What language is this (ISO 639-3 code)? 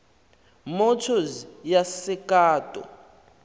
xho